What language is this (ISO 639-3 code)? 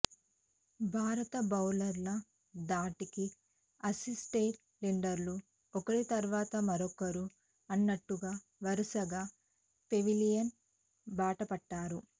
tel